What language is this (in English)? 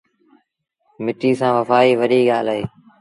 Sindhi Bhil